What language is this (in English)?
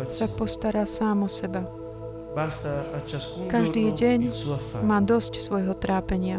Slovak